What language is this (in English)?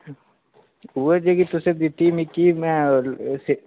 Dogri